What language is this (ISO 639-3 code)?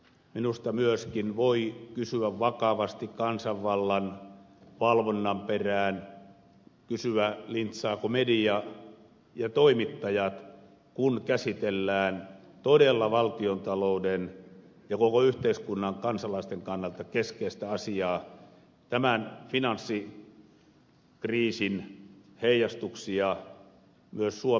fin